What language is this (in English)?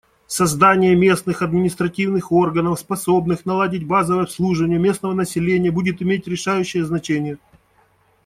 Russian